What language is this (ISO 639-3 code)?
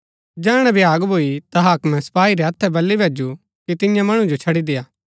gbk